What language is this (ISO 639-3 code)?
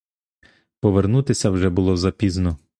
ukr